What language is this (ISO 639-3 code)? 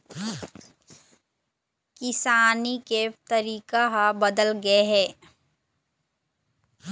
hne